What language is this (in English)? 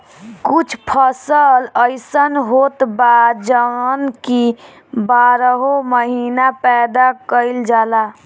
Bhojpuri